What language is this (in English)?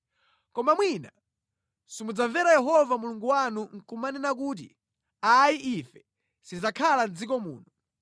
Nyanja